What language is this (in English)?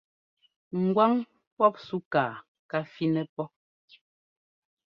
Ngomba